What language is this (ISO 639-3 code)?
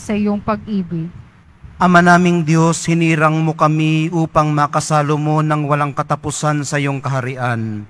fil